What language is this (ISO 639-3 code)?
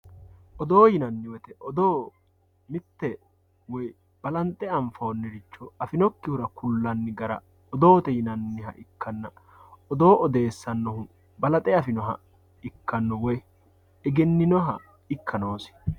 sid